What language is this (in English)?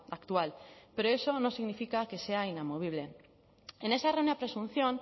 Spanish